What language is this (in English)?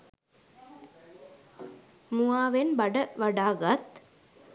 Sinhala